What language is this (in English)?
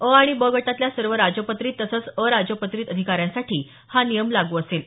Marathi